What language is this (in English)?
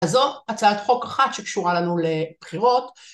Hebrew